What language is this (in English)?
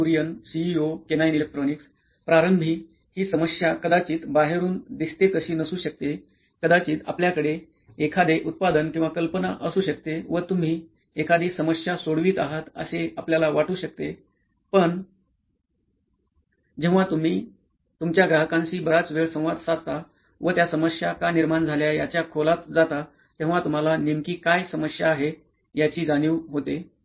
Marathi